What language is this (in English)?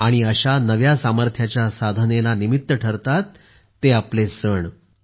Marathi